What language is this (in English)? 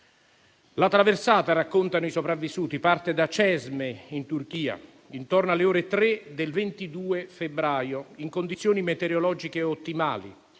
Italian